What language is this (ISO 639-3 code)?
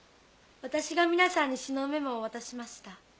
jpn